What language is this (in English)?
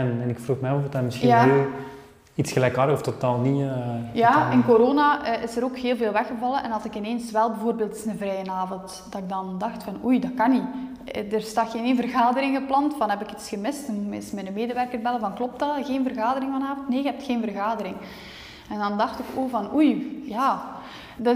Dutch